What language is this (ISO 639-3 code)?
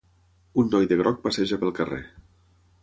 cat